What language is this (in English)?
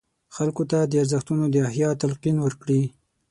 Pashto